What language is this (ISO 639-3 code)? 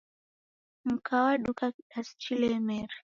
dav